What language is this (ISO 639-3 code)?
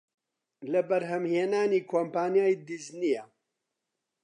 ckb